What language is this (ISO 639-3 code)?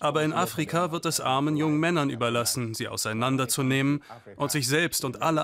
deu